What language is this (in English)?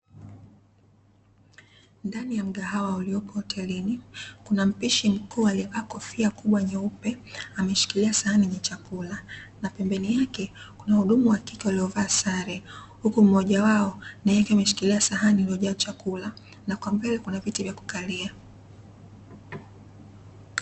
Swahili